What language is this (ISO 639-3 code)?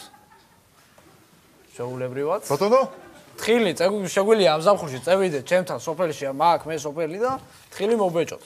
tur